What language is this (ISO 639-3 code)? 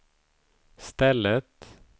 swe